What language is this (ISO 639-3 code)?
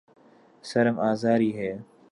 ckb